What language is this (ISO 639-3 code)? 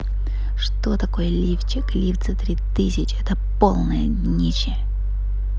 rus